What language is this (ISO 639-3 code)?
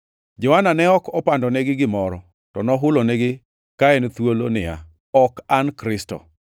luo